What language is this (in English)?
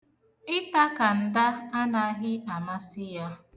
Igbo